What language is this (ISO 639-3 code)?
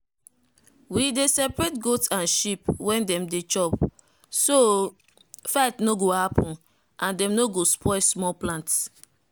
pcm